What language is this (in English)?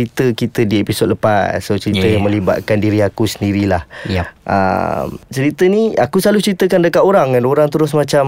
Malay